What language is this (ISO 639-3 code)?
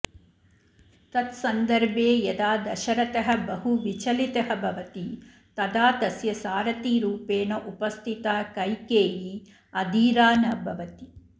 san